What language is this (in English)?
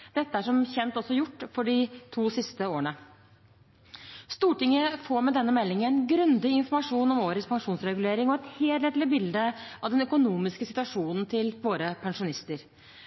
Norwegian Bokmål